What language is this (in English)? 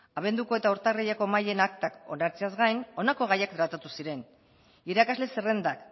Basque